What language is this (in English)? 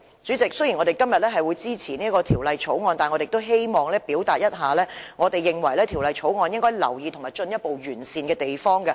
Cantonese